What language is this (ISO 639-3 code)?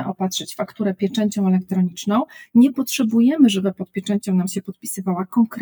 pol